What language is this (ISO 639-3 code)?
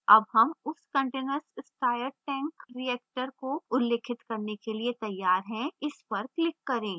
hin